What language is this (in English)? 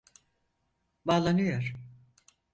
Turkish